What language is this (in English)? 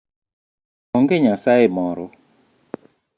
Luo (Kenya and Tanzania)